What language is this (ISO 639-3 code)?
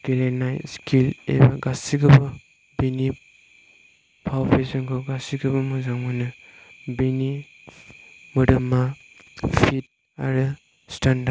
brx